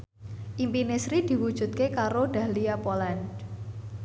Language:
Javanese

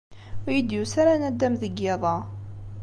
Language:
Kabyle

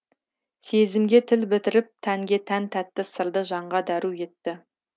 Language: Kazakh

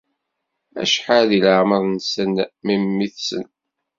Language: Kabyle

